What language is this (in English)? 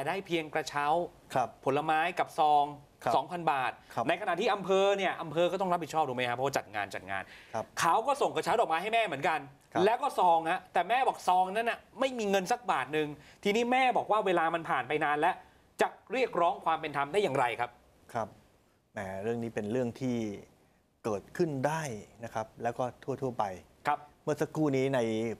Thai